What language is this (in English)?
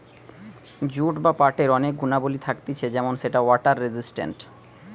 Bangla